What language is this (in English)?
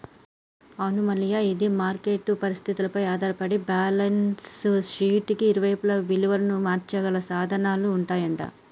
Telugu